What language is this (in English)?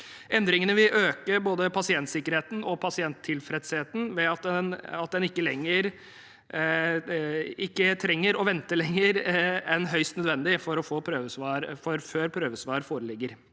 Norwegian